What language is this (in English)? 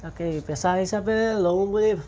Assamese